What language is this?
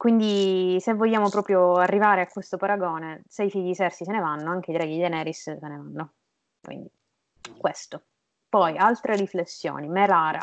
Italian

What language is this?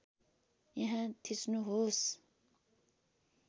Nepali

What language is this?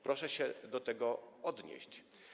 Polish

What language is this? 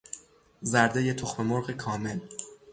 Persian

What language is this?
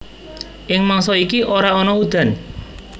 Javanese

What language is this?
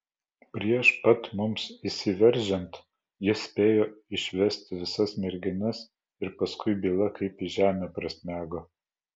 Lithuanian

